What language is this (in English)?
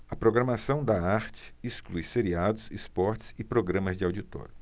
Portuguese